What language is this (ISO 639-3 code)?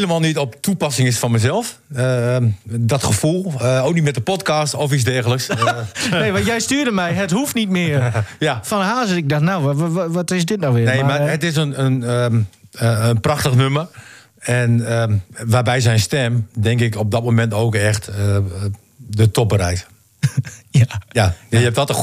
nld